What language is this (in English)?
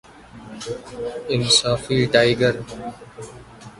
Urdu